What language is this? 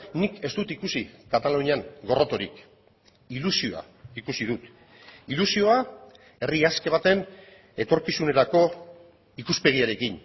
Basque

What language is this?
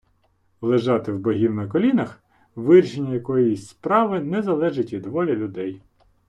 Ukrainian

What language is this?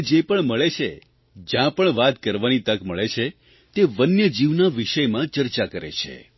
Gujarati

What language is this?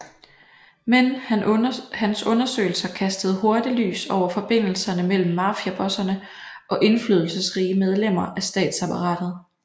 Danish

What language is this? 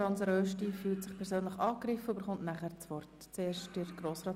Swiss German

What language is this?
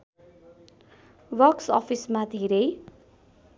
Nepali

